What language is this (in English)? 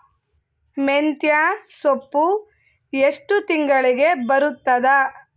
Kannada